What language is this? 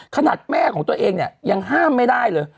Thai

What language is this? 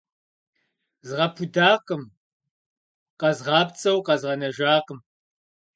Kabardian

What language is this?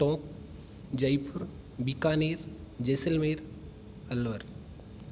Sanskrit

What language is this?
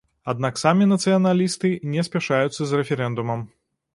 Belarusian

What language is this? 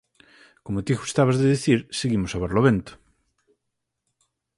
Galician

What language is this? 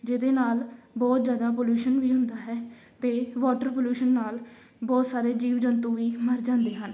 Punjabi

